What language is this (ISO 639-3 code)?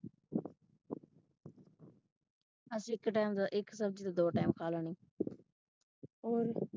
pan